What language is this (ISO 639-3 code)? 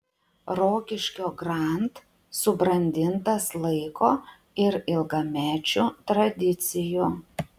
lit